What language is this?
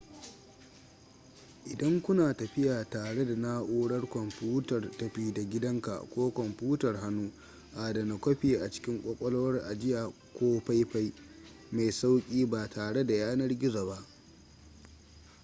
Hausa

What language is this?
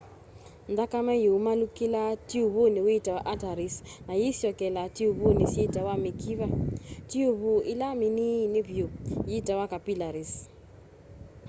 Kamba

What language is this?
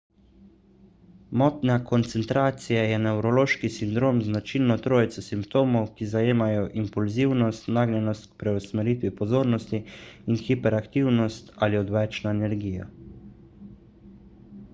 Slovenian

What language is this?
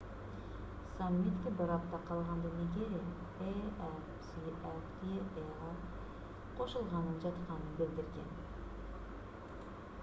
Kyrgyz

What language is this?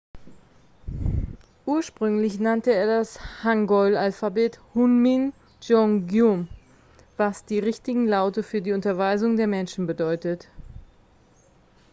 German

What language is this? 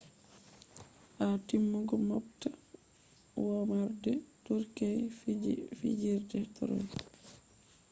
Fula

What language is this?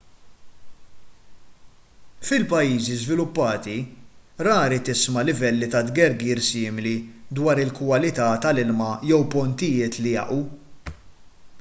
Maltese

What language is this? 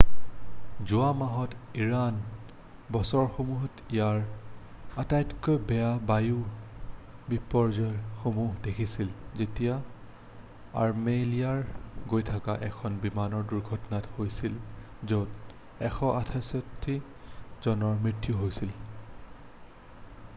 Assamese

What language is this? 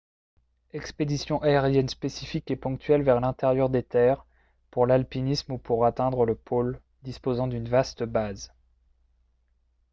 French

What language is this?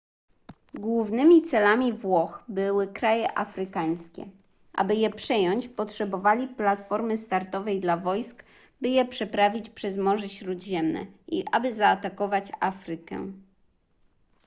Polish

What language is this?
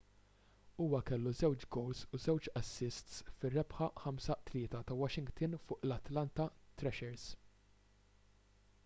Maltese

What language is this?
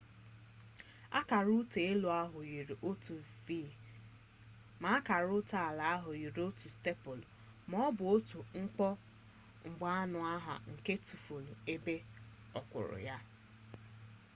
Igbo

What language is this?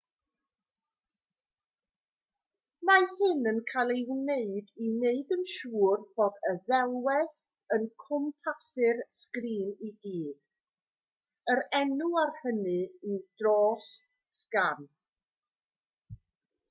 Welsh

